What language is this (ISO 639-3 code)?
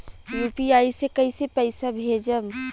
bho